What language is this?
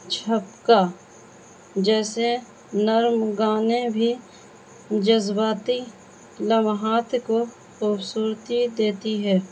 Urdu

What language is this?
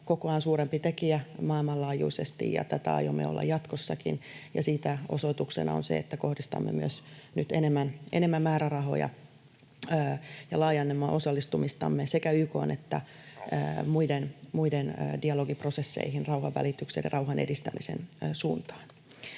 Finnish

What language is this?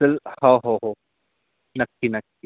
Marathi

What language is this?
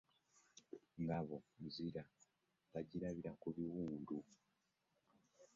Ganda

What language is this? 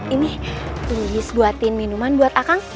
Indonesian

